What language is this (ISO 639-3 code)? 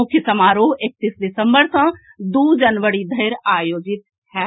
mai